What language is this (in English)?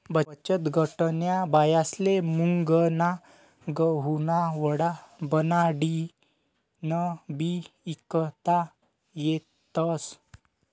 Marathi